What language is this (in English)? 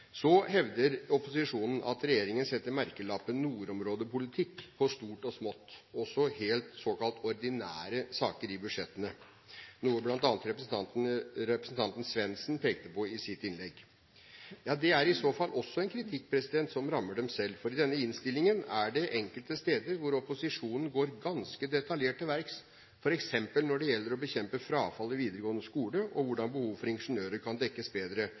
Norwegian Bokmål